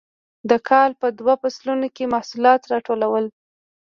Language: Pashto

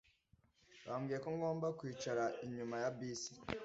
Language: Kinyarwanda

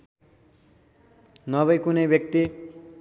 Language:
Nepali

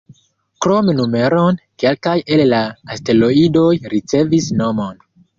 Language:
Esperanto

